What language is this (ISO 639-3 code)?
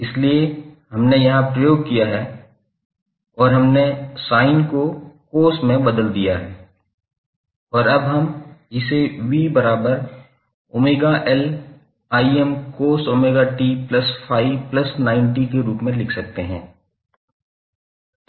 hin